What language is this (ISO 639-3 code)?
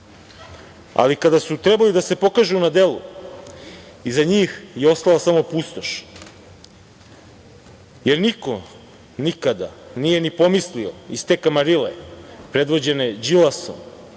srp